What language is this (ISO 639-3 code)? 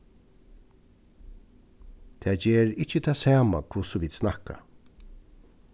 fao